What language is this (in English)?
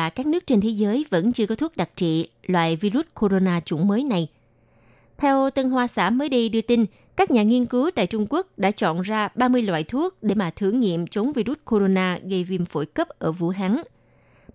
Vietnamese